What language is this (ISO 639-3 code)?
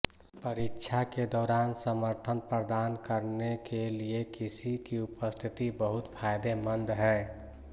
hin